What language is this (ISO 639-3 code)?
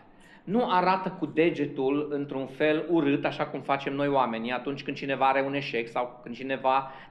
ron